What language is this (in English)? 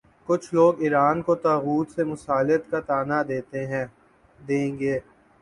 Urdu